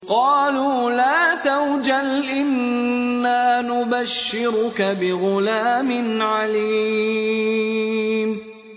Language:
Arabic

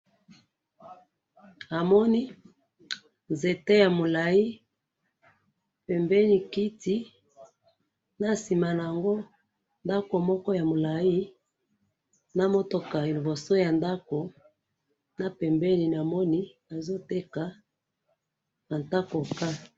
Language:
Lingala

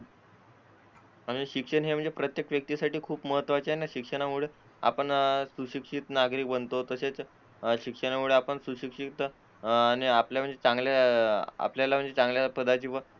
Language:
Marathi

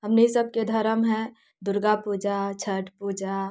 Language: Maithili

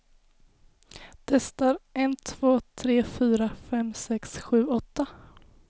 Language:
Swedish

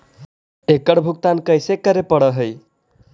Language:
Magahi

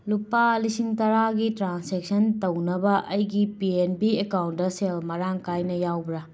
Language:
Manipuri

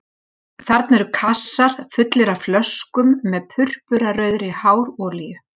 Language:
Icelandic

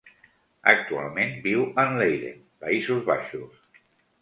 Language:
Catalan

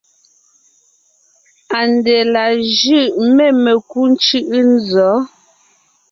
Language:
Ngiemboon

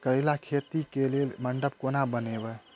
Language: Maithili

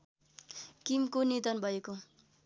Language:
Nepali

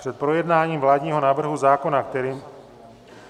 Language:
Czech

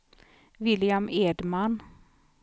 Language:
Swedish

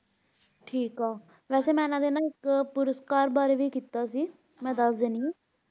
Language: Punjabi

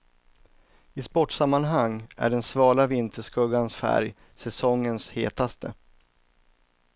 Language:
Swedish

